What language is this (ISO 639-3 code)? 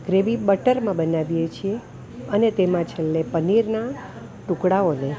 guj